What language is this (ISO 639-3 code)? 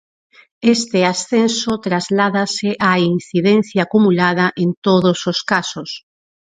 glg